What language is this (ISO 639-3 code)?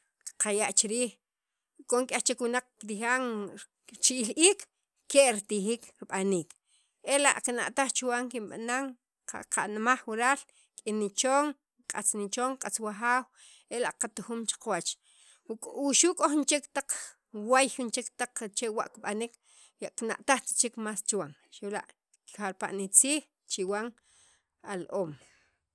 quv